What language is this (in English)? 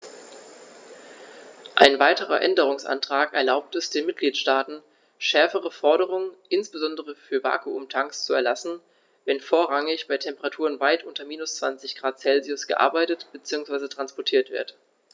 German